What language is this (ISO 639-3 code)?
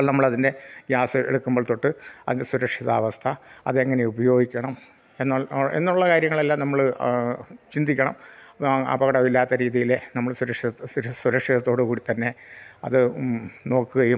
mal